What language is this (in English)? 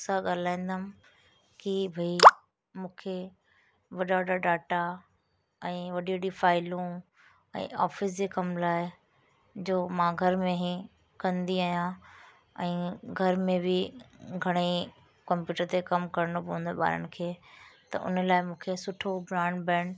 Sindhi